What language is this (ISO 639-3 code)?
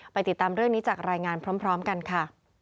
tha